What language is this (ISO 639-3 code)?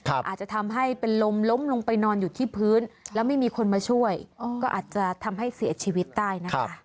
tha